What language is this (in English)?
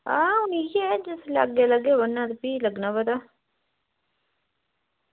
Dogri